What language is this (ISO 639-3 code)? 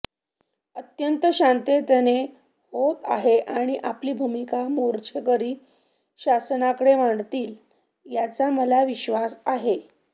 mar